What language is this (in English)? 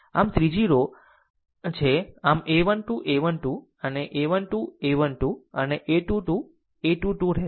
Gujarati